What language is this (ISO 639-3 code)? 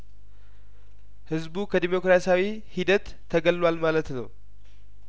amh